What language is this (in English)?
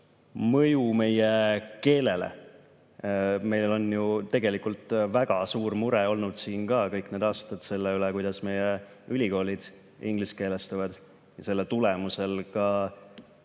Estonian